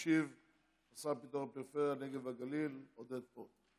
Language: Hebrew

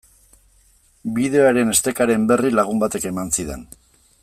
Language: Basque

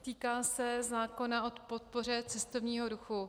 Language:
Czech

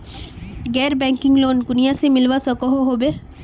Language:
Magahi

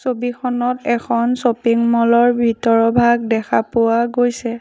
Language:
Assamese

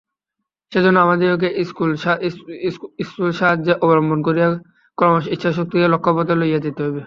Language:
Bangla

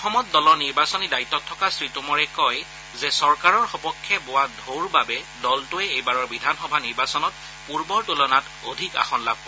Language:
Assamese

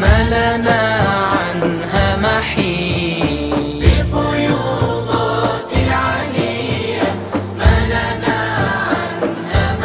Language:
Arabic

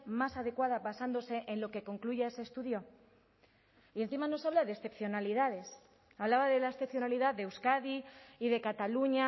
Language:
Spanish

